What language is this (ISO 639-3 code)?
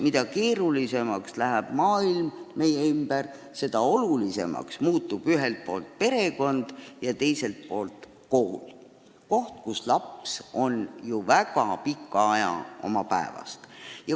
est